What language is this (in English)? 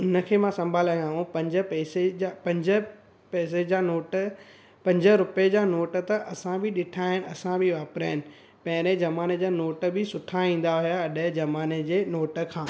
Sindhi